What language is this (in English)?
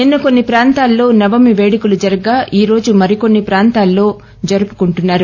Telugu